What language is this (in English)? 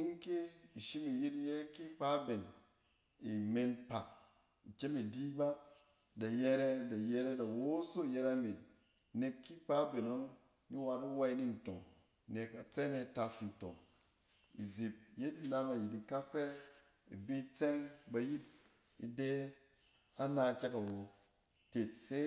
Cen